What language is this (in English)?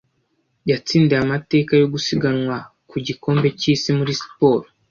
Kinyarwanda